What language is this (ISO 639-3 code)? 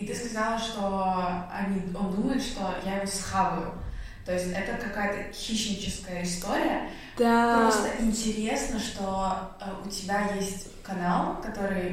rus